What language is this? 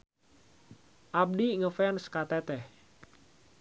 Sundanese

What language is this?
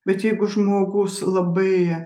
Lithuanian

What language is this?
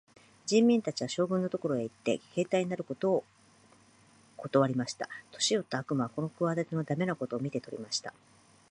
Japanese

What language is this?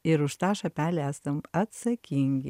Lithuanian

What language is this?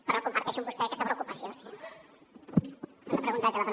Catalan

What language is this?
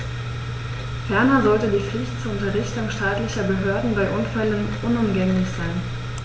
German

